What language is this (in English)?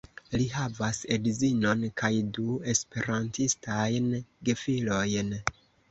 Esperanto